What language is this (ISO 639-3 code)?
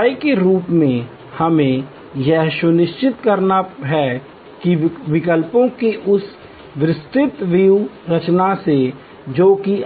hin